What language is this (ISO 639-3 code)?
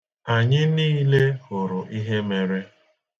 ibo